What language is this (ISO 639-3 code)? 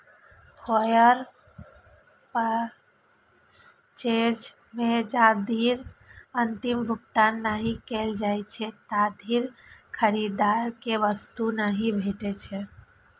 mai